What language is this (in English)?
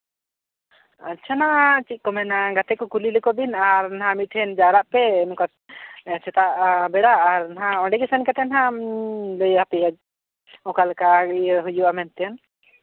Santali